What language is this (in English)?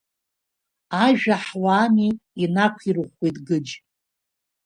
Abkhazian